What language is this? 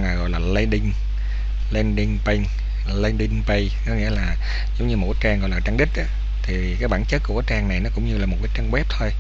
Vietnamese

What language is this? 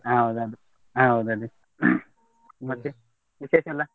Kannada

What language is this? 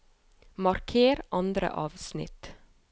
Norwegian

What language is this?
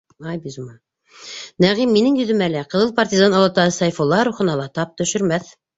Bashkir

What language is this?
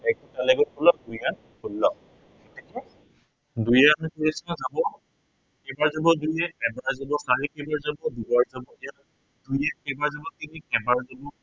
Assamese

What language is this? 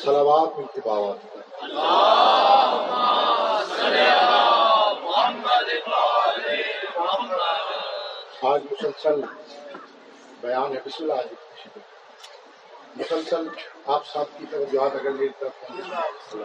Urdu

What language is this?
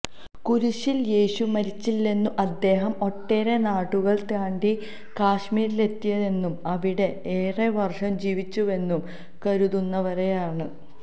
Malayalam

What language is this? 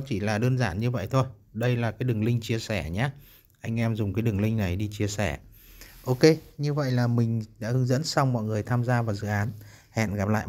Vietnamese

